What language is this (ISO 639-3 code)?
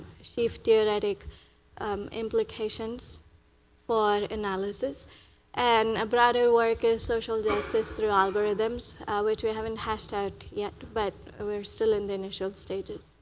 eng